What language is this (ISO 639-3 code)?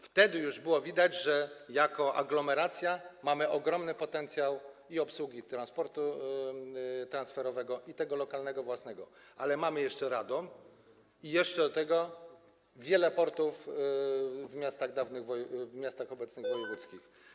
pol